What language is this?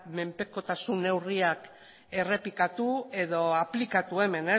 Basque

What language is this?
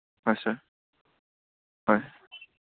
Assamese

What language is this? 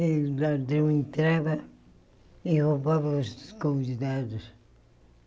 Portuguese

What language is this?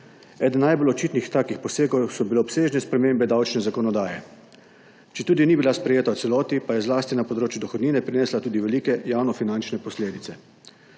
Slovenian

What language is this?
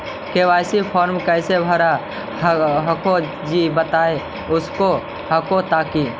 Magahi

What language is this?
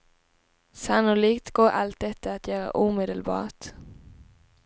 Swedish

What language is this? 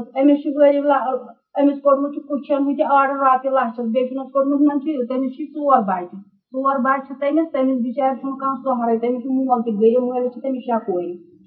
Urdu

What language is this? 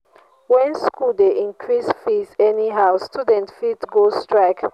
Nigerian Pidgin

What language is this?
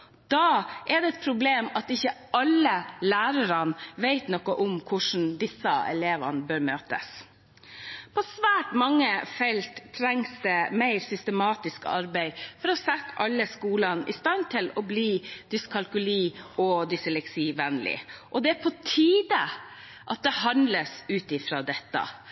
Norwegian Bokmål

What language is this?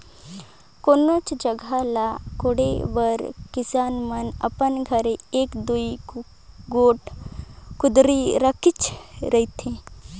Chhattisgarhi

